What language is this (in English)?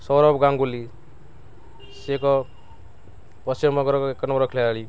Odia